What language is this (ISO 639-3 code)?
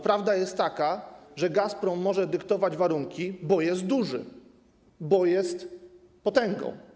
pol